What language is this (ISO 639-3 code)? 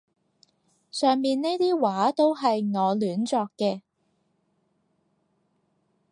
yue